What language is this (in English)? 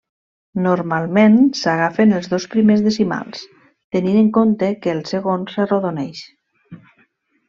Catalan